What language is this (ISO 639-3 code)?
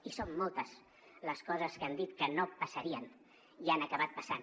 cat